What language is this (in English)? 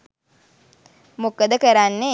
Sinhala